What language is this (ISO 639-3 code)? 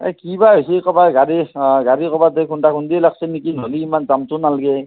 asm